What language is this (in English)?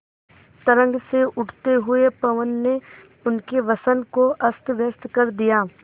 Hindi